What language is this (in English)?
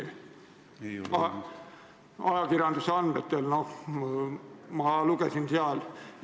Estonian